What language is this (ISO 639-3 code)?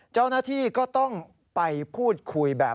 tha